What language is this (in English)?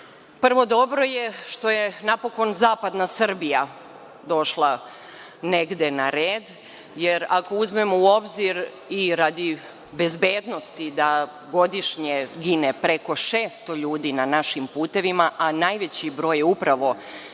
Serbian